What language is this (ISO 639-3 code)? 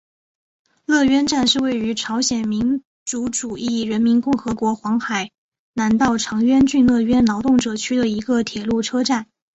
zho